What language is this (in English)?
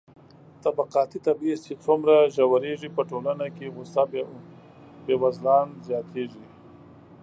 Pashto